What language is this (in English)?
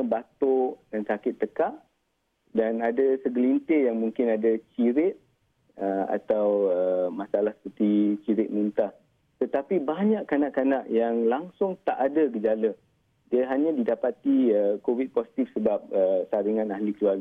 Malay